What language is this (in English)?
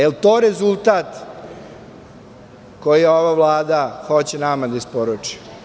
Serbian